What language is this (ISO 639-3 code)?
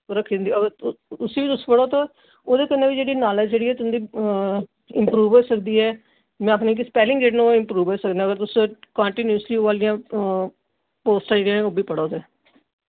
doi